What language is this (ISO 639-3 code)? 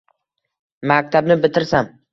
uzb